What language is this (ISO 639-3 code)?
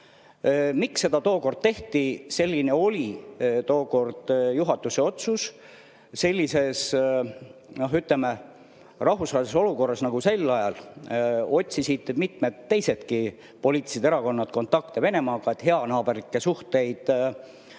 est